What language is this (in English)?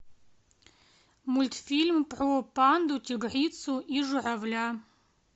Russian